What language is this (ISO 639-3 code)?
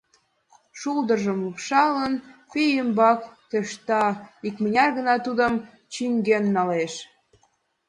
chm